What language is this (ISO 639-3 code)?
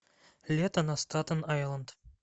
rus